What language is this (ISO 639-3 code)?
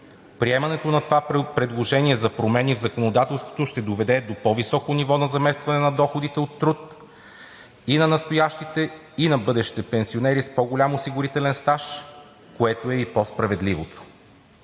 bul